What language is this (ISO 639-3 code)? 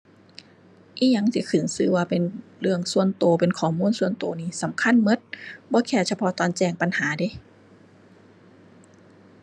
tha